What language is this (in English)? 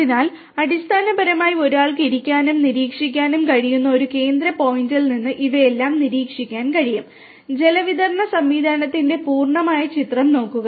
Malayalam